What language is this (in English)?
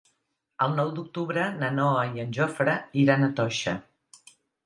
Catalan